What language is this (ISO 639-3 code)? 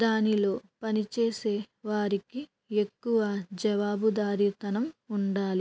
tel